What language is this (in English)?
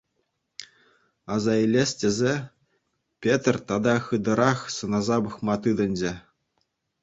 Chuvash